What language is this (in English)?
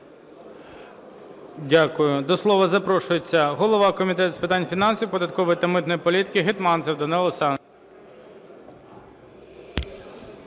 Ukrainian